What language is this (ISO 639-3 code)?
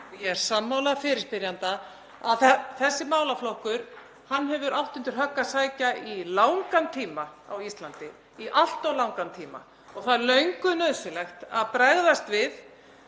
isl